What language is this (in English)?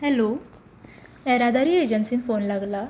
Konkani